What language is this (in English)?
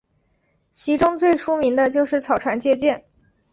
Chinese